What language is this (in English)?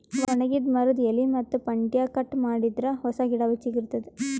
Kannada